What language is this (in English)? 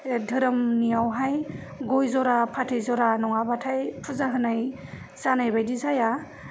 Bodo